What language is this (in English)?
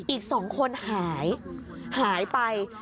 Thai